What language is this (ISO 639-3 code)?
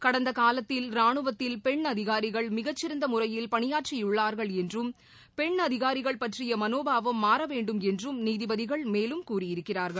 tam